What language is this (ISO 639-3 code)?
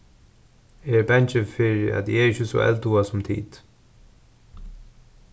fao